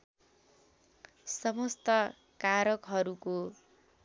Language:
Nepali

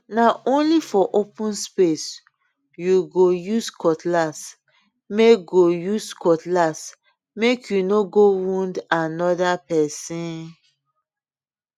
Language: Nigerian Pidgin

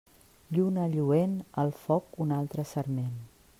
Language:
Catalan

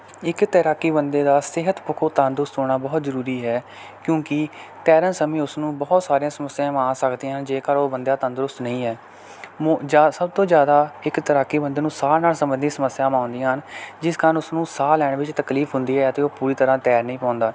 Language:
Punjabi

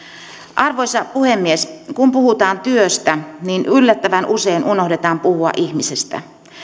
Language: Finnish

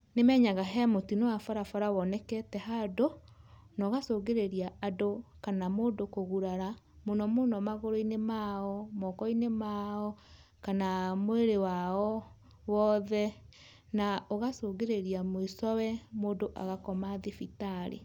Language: Kikuyu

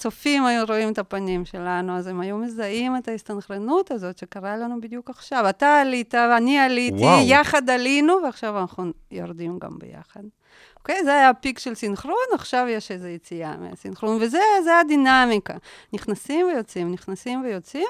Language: Hebrew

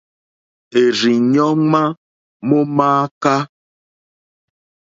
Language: Mokpwe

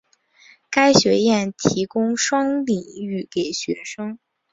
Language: Chinese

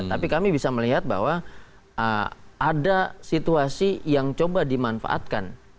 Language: Indonesian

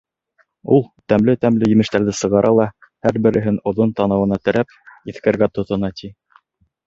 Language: Bashkir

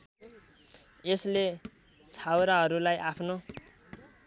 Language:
Nepali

